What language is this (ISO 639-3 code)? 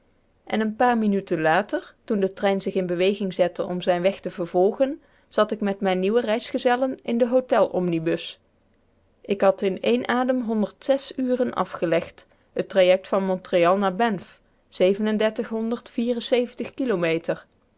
nld